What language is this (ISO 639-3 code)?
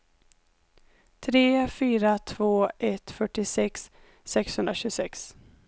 swe